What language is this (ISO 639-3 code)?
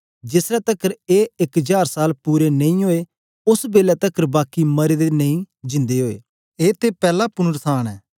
doi